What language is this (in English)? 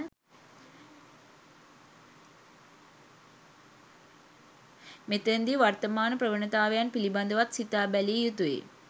Sinhala